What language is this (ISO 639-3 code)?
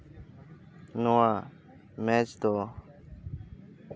sat